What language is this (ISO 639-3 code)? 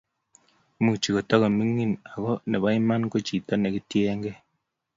kln